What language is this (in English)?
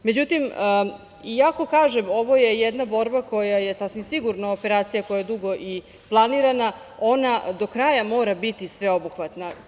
Serbian